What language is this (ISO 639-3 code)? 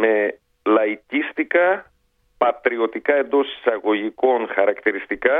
ell